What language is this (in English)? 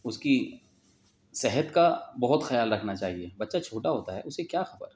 Urdu